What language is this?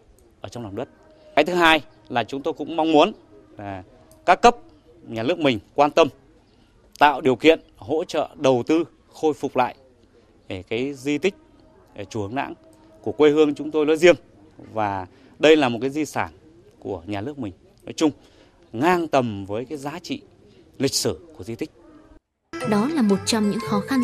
Vietnamese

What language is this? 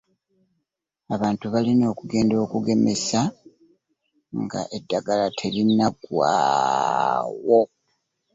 Ganda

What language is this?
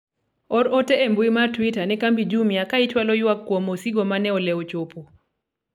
Luo (Kenya and Tanzania)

